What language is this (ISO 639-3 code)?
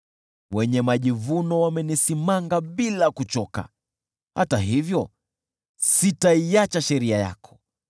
swa